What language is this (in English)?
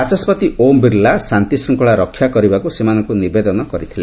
Odia